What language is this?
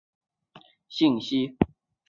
Chinese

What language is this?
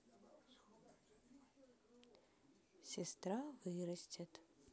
Russian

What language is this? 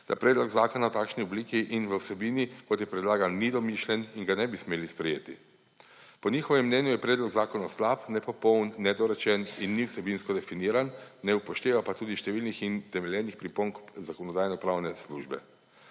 Slovenian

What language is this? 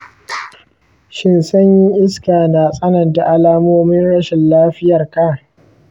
Hausa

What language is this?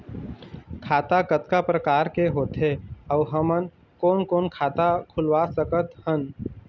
Chhattisgarhi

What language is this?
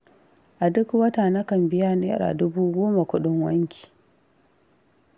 Hausa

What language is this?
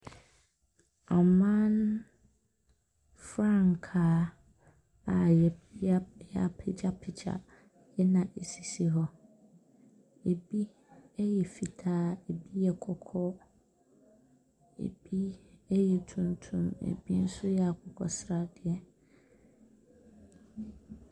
Akan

